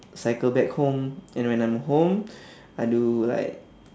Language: English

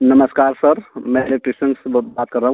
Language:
Hindi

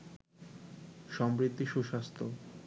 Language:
Bangla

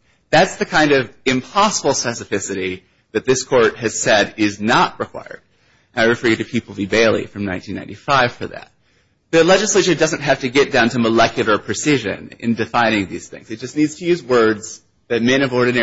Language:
English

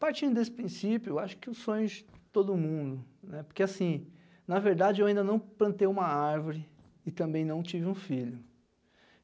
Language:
Portuguese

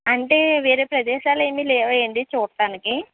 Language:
Telugu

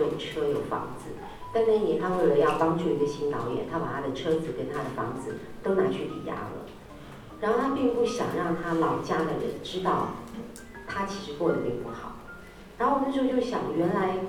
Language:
Chinese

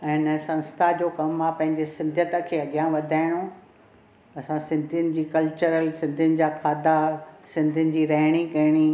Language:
Sindhi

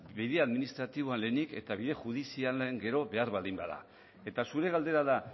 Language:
Basque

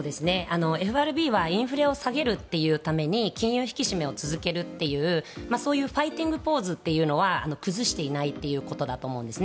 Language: Japanese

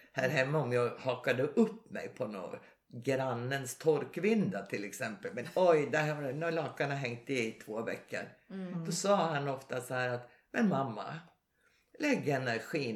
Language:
Swedish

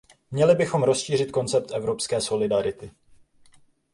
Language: Czech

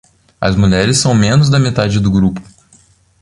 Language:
Portuguese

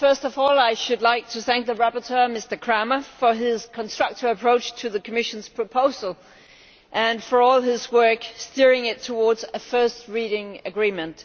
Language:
English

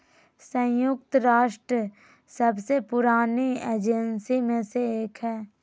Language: Magahi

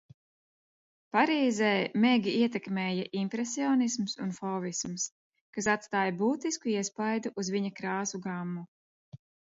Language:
Latvian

